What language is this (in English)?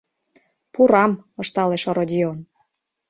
Mari